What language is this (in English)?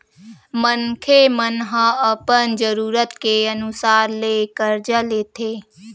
Chhattisgarhi